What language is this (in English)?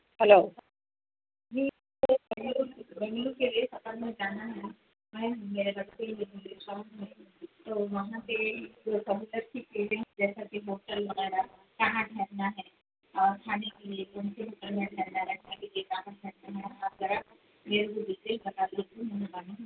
Urdu